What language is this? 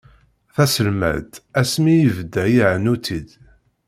Kabyle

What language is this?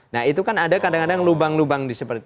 Indonesian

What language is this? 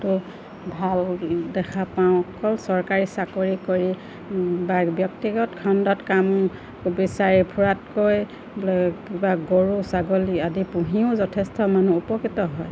Assamese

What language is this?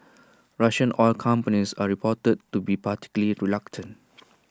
English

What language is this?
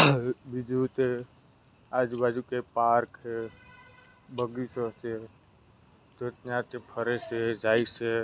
Gujarati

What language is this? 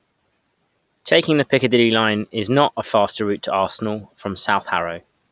English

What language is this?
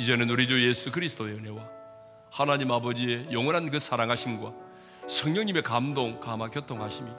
Korean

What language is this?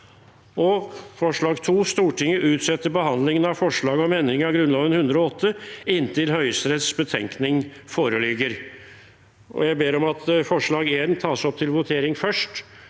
Norwegian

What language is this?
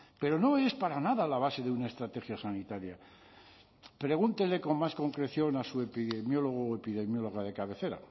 Spanish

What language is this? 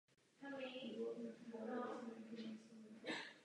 Czech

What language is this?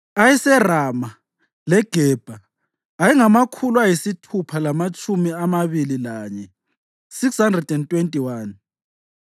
North Ndebele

